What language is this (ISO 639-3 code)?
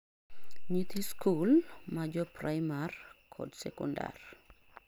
luo